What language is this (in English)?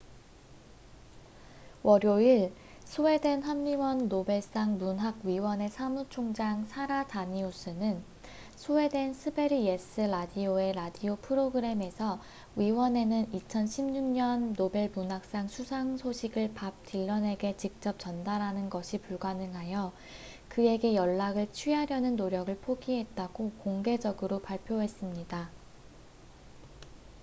Korean